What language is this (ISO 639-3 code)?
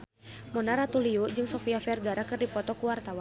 sun